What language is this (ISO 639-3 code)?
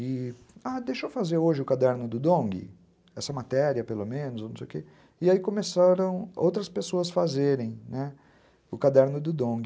por